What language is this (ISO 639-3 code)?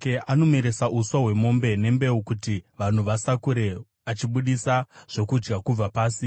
sna